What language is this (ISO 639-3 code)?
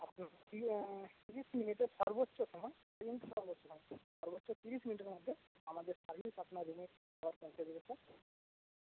ben